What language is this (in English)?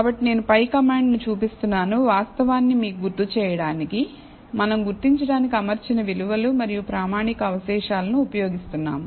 Telugu